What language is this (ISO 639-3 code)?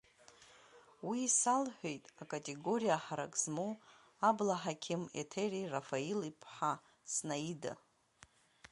abk